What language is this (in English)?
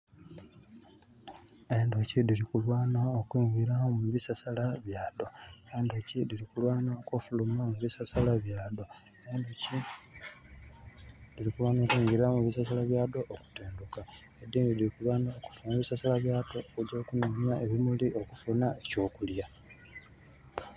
Soga